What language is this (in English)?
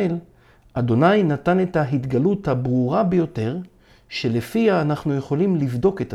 Hebrew